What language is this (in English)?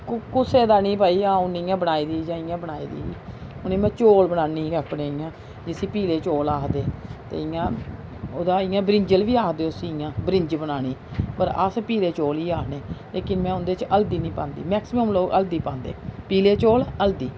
Dogri